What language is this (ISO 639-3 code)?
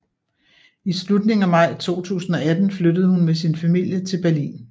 dan